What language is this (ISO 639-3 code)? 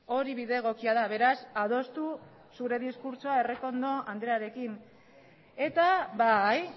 eus